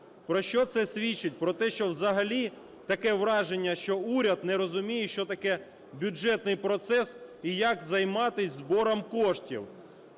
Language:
Ukrainian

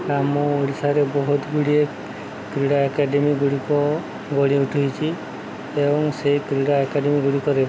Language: Odia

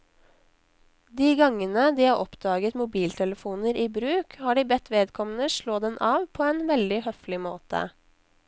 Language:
Norwegian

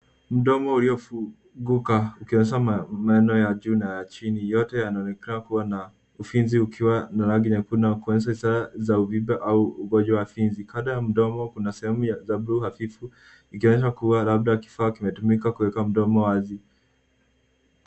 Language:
Swahili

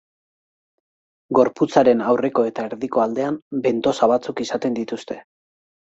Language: Basque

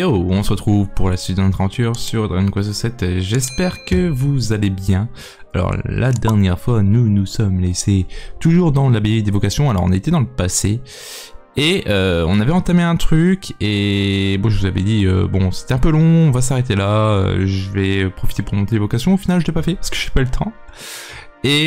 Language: French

